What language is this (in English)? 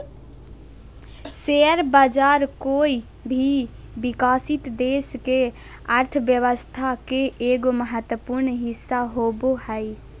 Magahi